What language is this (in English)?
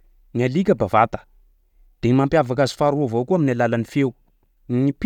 Sakalava Malagasy